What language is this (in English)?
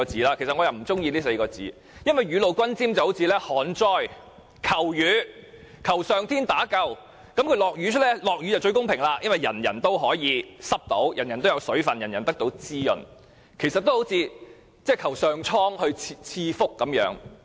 Cantonese